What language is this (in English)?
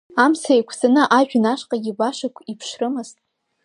Abkhazian